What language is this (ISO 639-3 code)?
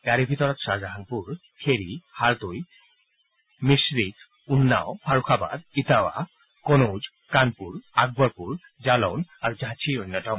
asm